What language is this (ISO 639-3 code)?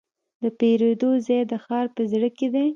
pus